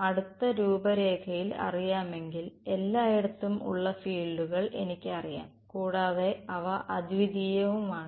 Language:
Malayalam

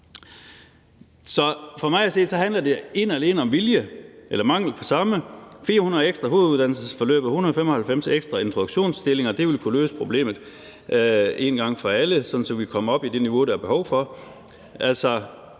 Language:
Danish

